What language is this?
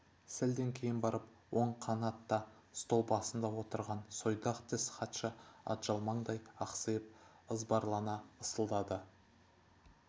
Kazakh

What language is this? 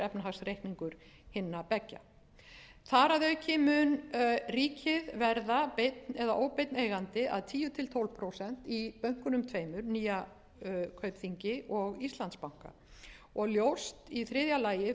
Icelandic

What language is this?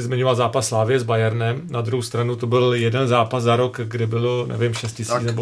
Czech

